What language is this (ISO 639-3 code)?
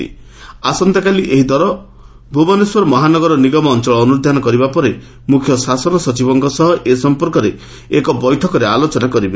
ori